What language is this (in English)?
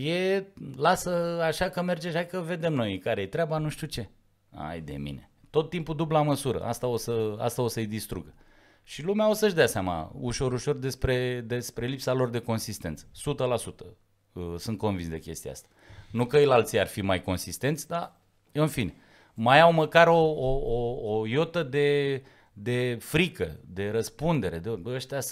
Romanian